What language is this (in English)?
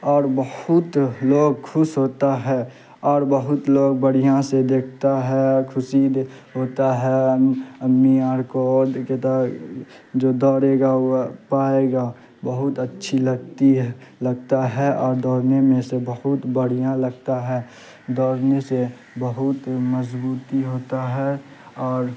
Urdu